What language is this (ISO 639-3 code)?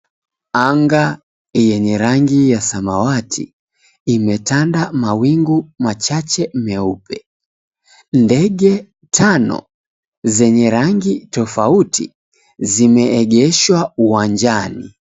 swa